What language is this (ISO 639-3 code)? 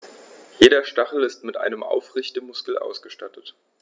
deu